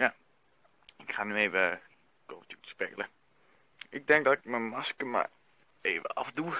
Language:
Dutch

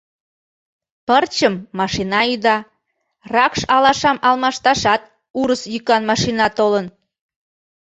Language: Mari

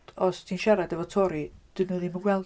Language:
Welsh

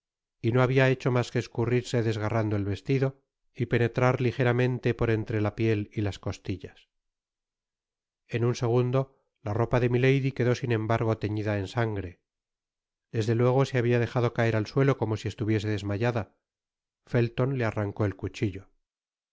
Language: Spanish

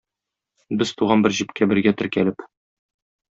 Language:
Tatar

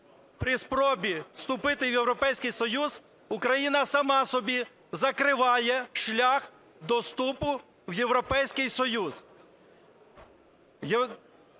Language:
Ukrainian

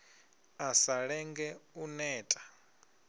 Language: Venda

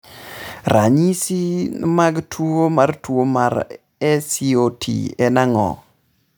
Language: Luo (Kenya and Tanzania)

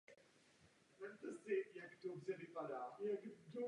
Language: Czech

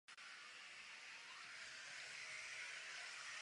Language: Czech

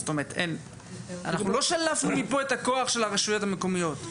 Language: Hebrew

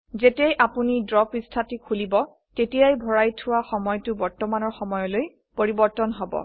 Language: Assamese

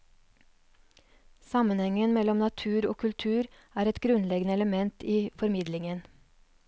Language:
Norwegian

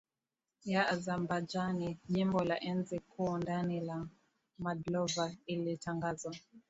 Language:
Swahili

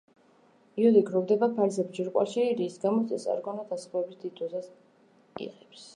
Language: Georgian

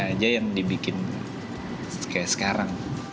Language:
Indonesian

